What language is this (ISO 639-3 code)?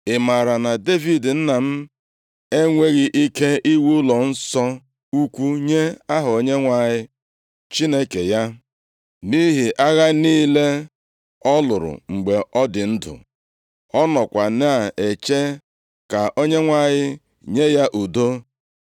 ibo